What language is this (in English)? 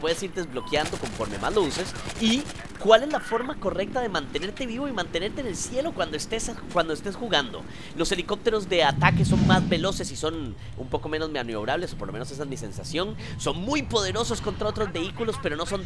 Spanish